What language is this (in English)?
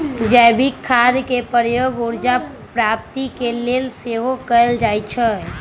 Magahi